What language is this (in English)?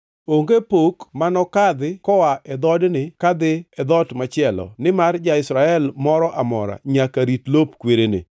Luo (Kenya and Tanzania)